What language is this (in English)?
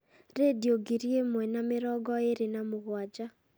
Kikuyu